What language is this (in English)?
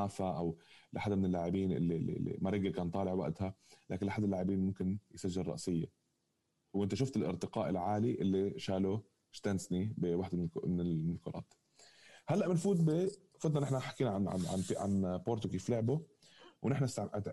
Arabic